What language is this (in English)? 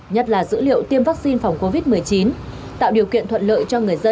Vietnamese